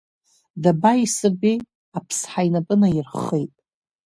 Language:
Abkhazian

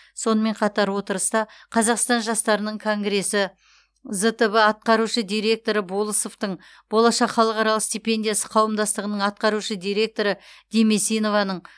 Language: Kazakh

